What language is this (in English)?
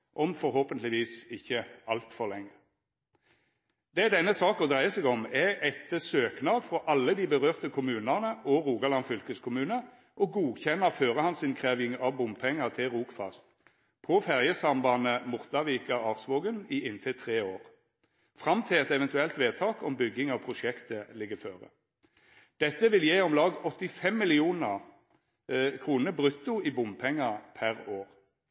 Norwegian Nynorsk